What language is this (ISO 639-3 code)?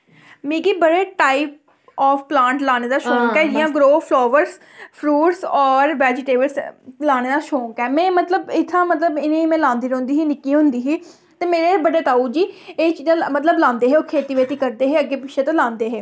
doi